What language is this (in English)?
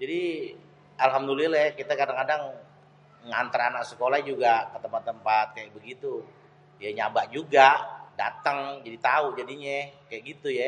Betawi